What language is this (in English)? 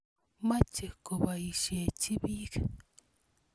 Kalenjin